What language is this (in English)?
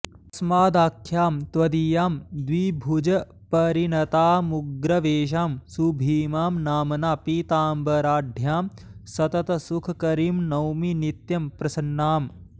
Sanskrit